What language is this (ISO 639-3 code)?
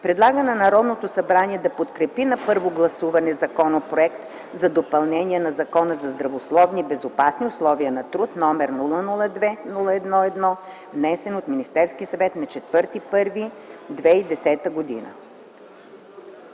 bul